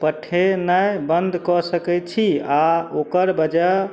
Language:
Maithili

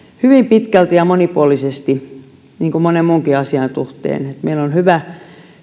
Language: Finnish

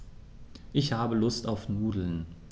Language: German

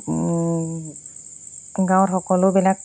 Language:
Assamese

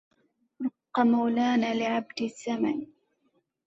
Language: Arabic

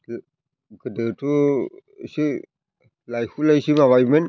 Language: Bodo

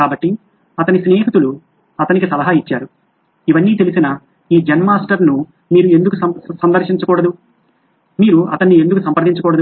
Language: Telugu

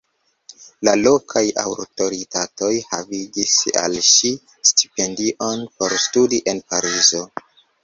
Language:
Esperanto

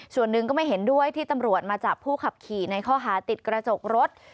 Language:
Thai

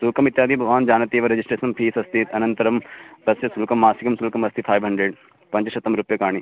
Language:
Sanskrit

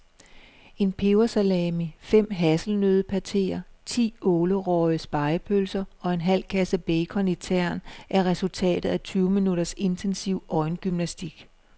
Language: Danish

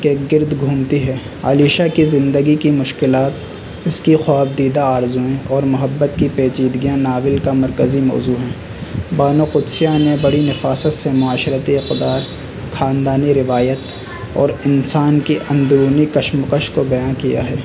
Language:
Urdu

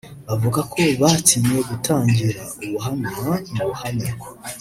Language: Kinyarwanda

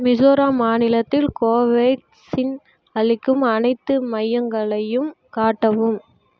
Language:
Tamil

